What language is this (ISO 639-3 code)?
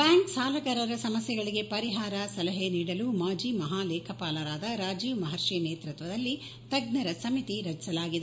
kan